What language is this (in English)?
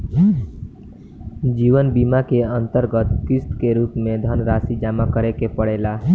Bhojpuri